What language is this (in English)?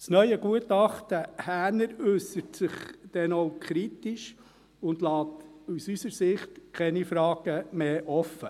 Swiss German